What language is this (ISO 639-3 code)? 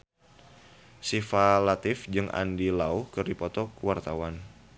sun